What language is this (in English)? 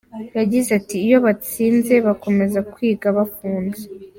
Kinyarwanda